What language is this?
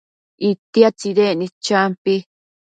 Matsés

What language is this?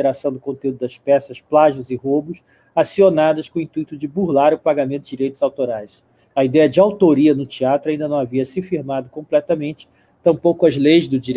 Portuguese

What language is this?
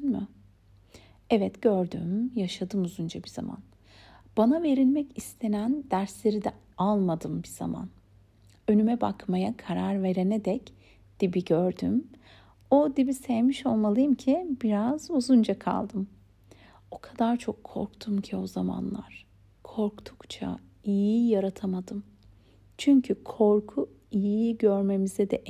Turkish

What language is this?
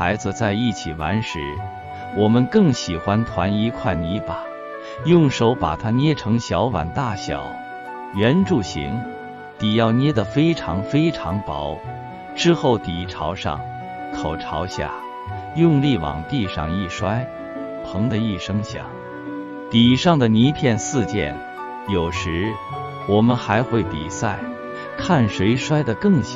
Chinese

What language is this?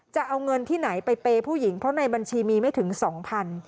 Thai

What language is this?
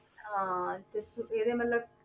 Punjabi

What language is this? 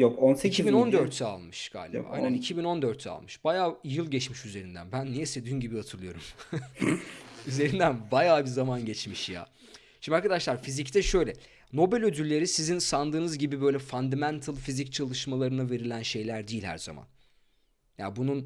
Turkish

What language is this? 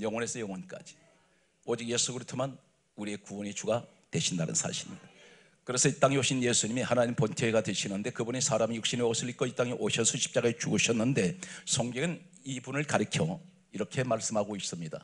Korean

